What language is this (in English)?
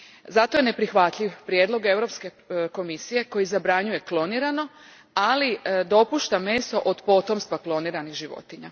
Croatian